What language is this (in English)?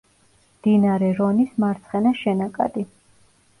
Georgian